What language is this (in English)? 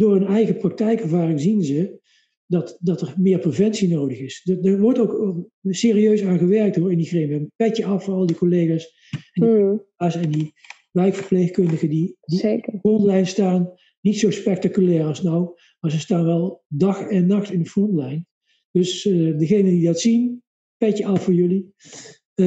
Dutch